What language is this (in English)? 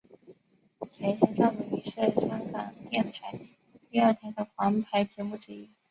Chinese